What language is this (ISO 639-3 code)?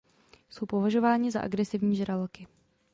ces